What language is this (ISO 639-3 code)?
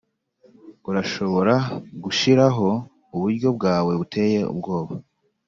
kin